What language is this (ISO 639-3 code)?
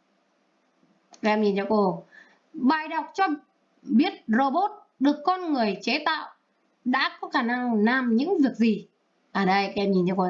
vie